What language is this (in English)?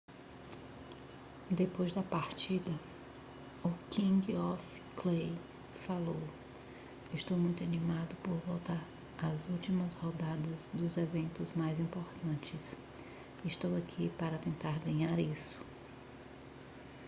Portuguese